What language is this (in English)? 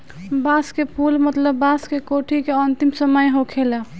Bhojpuri